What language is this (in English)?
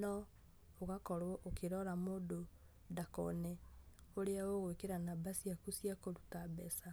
Kikuyu